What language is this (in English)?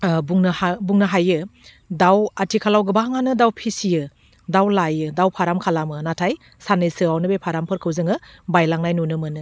Bodo